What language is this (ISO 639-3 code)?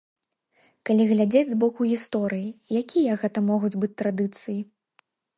bel